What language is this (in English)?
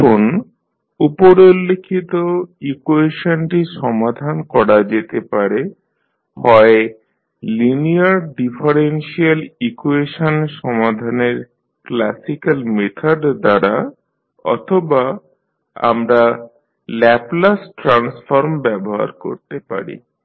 Bangla